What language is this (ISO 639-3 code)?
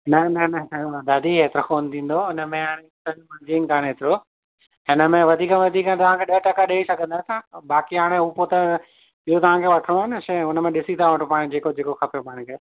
snd